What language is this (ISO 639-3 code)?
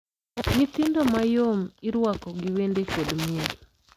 luo